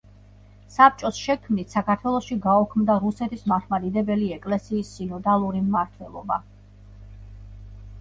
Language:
Georgian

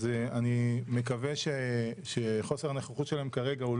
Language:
Hebrew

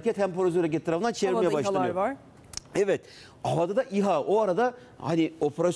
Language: Turkish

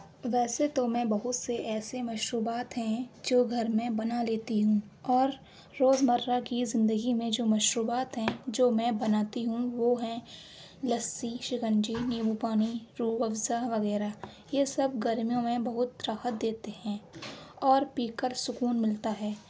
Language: Urdu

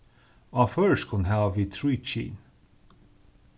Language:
Faroese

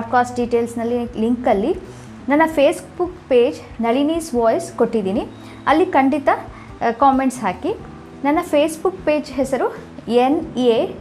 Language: Kannada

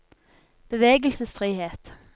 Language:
Norwegian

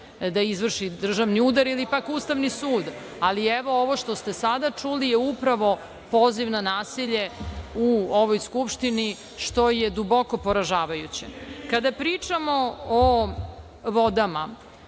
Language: Serbian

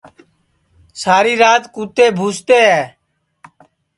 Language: Sansi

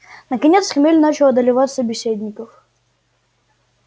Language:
Russian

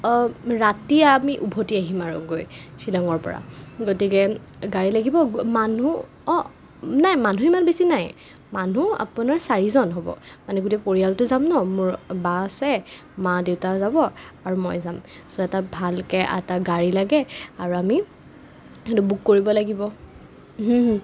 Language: Assamese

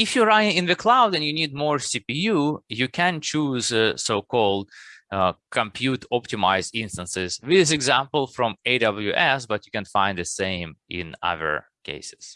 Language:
English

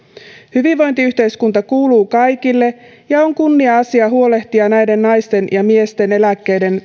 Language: Finnish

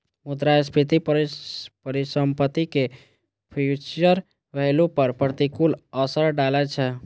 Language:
Maithili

